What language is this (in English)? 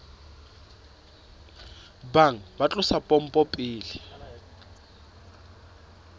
Southern Sotho